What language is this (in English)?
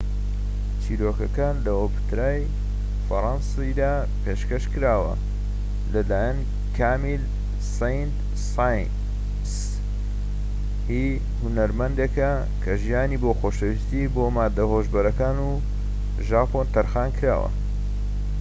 Central Kurdish